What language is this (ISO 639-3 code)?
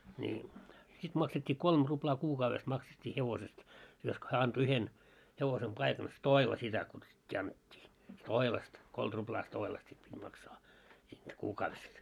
fin